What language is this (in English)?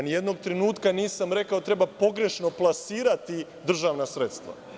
Serbian